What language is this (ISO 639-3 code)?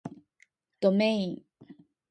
jpn